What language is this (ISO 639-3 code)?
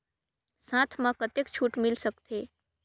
hne